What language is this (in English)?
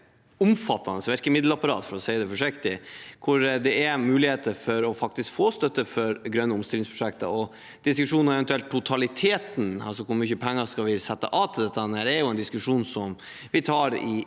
Norwegian